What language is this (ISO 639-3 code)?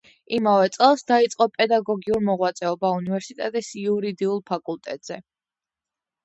kat